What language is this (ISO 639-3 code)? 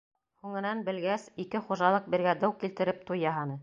bak